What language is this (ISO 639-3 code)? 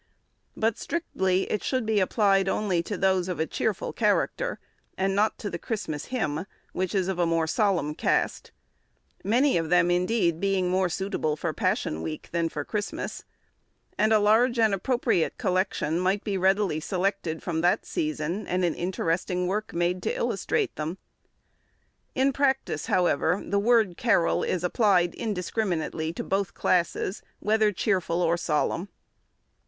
eng